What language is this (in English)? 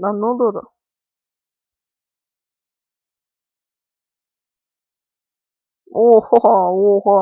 Turkish